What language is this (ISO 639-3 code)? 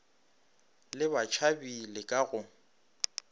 nso